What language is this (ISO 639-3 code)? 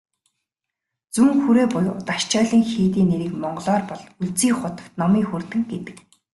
mon